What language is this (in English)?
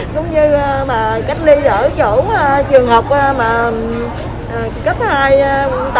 Vietnamese